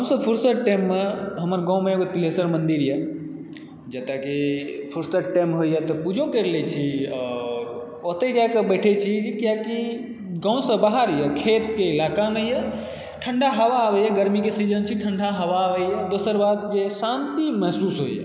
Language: Maithili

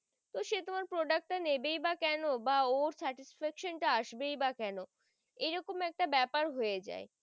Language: Bangla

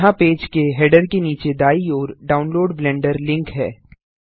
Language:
Hindi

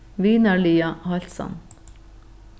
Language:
Faroese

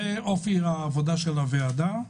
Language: Hebrew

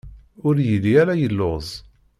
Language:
Kabyle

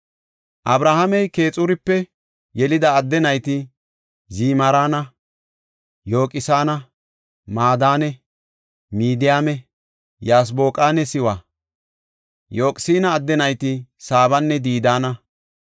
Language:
Gofa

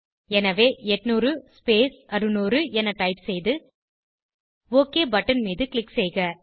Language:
Tamil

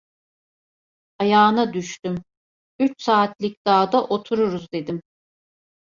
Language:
Turkish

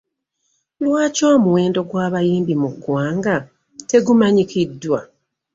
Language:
Ganda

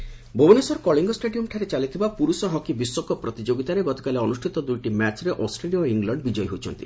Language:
Odia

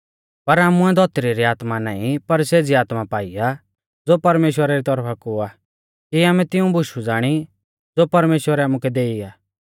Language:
Mahasu Pahari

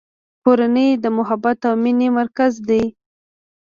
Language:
Pashto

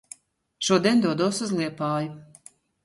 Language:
Latvian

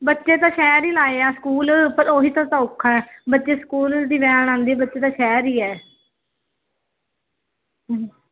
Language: Punjabi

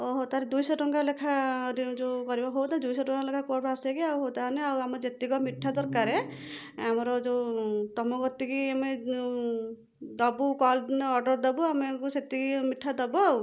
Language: Odia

